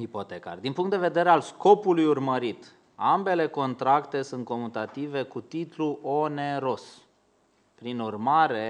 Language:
Romanian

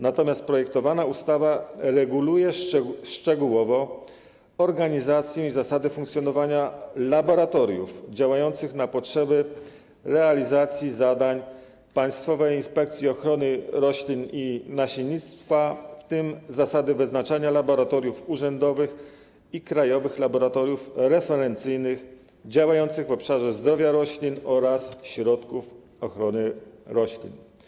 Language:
Polish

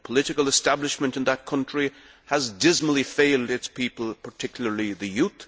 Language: English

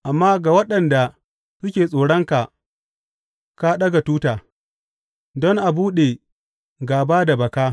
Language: Hausa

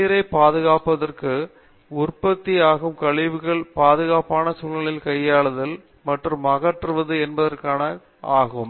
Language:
Tamil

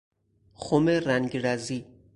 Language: Persian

